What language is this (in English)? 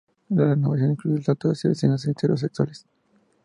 Spanish